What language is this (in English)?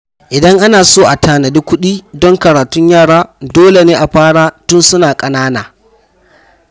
Hausa